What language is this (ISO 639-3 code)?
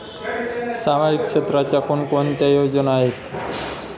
mar